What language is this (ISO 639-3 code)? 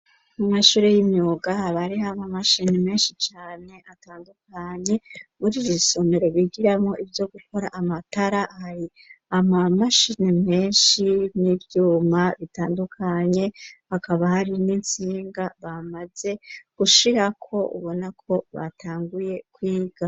run